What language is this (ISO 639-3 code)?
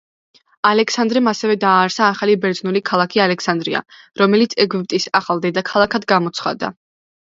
kat